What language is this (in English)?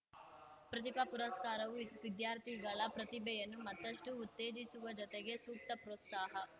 Kannada